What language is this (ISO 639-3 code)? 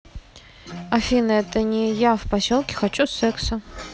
rus